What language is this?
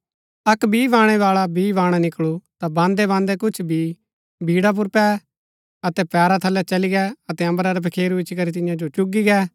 Gaddi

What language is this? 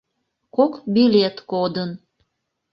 Mari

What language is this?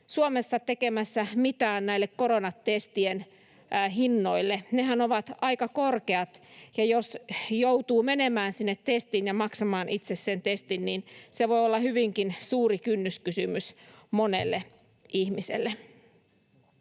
Finnish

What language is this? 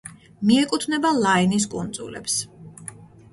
Georgian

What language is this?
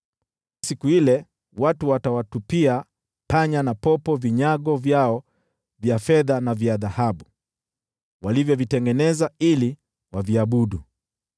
Swahili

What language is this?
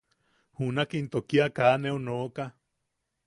Yaqui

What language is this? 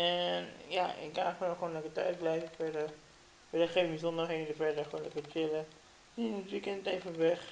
Dutch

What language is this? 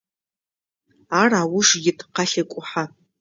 Adyghe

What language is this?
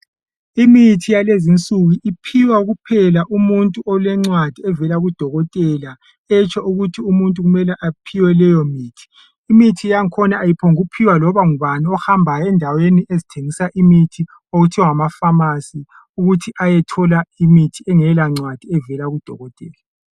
North Ndebele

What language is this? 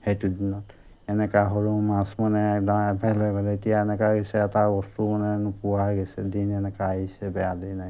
Assamese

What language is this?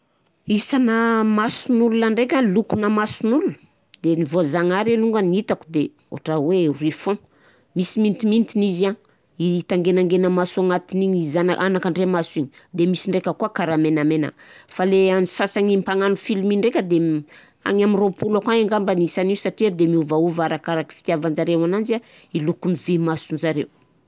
Southern Betsimisaraka Malagasy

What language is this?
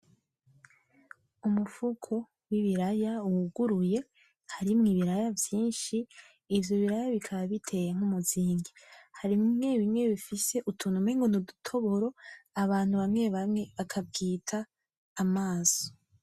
Rundi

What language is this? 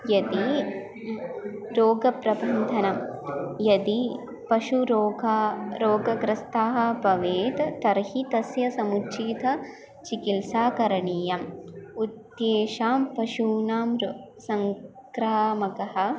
Sanskrit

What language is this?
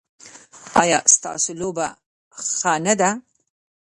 Pashto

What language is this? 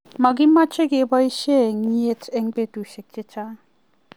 Kalenjin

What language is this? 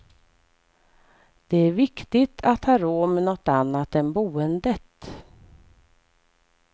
Swedish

